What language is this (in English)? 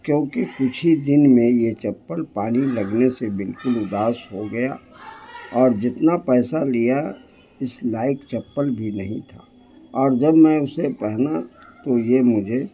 Urdu